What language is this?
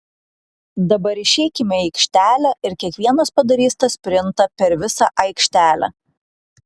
Lithuanian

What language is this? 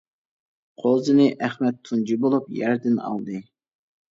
Uyghur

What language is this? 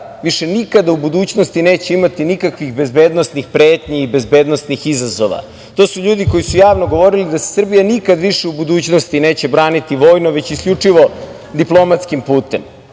Serbian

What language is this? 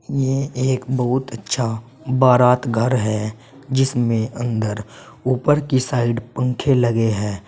Hindi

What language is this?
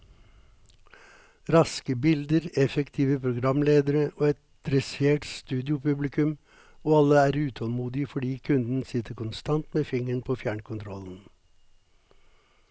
Norwegian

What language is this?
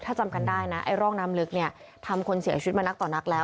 Thai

